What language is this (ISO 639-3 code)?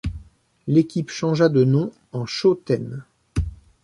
fra